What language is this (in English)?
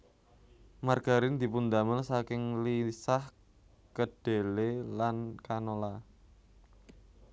Javanese